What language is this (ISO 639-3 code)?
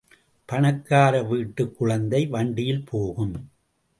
tam